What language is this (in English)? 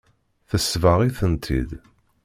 Kabyle